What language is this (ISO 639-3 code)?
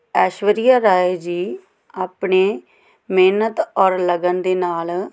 pan